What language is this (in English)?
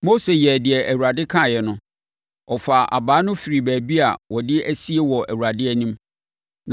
Akan